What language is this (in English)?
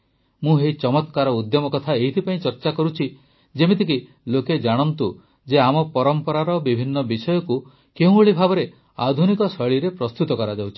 Odia